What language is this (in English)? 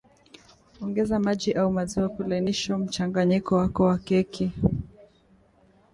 Swahili